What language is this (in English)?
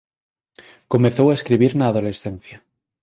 Galician